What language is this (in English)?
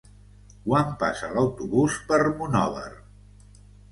Catalan